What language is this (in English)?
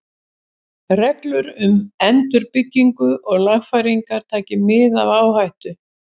Icelandic